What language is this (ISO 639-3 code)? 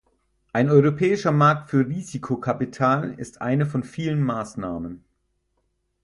deu